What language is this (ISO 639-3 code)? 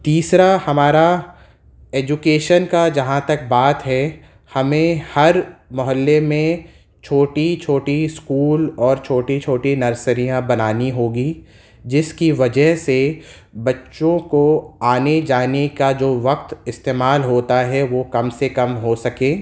urd